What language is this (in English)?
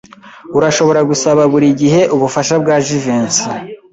Kinyarwanda